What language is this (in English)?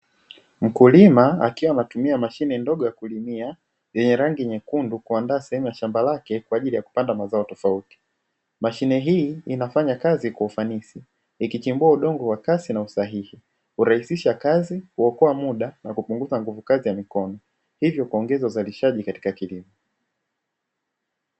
Swahili